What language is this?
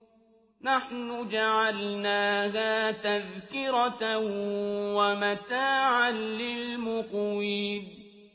Arabic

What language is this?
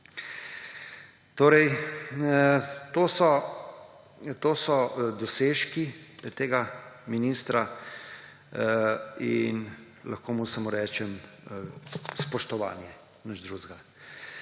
Slovenian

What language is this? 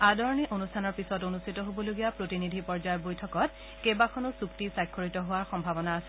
Assamese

